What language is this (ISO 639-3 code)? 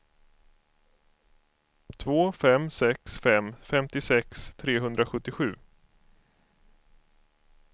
swe